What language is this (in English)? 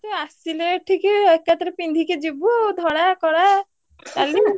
Odia